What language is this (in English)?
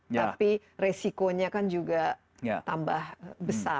Indonesian